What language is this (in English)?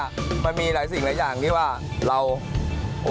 Thai